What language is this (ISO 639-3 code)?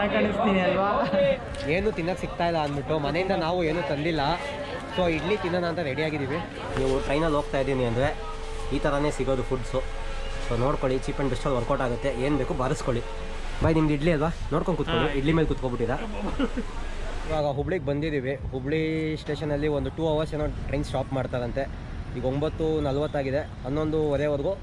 kan